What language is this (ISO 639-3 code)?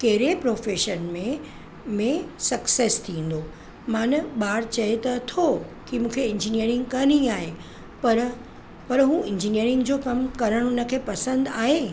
snd